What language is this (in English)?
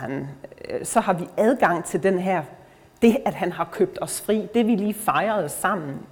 Danish